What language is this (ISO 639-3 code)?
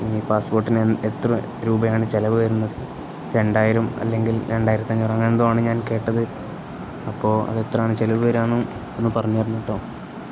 mal